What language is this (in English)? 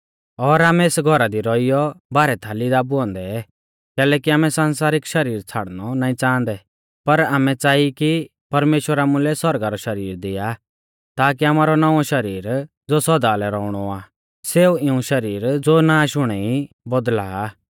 Mahasu Pahari